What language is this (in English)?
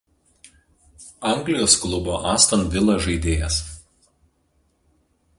Lithuanian